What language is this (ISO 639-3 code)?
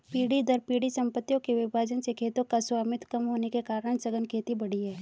hin